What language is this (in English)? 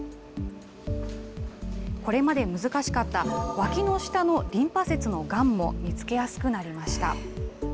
Japanese